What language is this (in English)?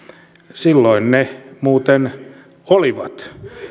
Finnish